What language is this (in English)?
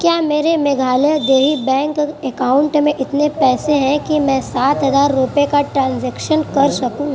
Urdu